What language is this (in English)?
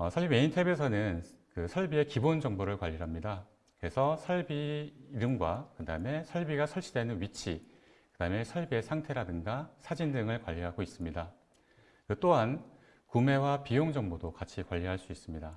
Korean